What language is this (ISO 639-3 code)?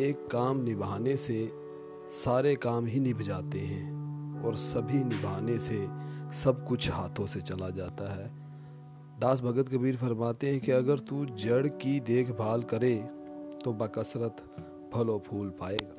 urd